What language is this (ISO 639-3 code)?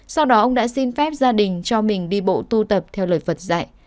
vie